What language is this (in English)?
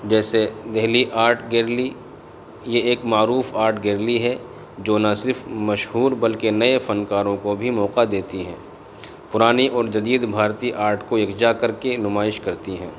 Urdu